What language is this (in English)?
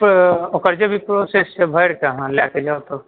Maithili